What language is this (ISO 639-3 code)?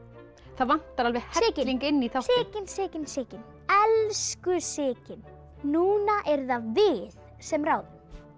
isl